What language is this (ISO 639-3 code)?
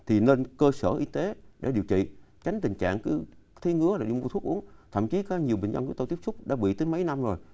vie